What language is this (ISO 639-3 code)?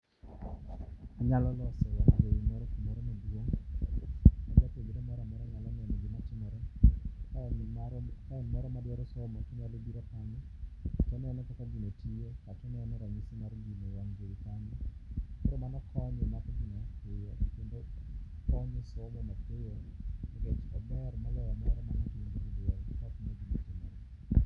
luo